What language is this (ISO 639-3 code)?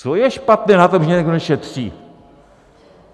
ces